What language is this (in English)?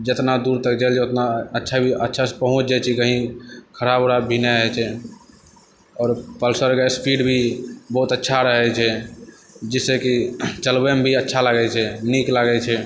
Maithili